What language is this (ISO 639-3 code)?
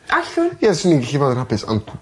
cym